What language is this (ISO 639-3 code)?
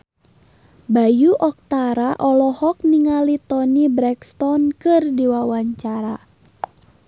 sun